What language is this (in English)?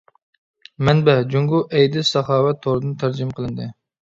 Uyghur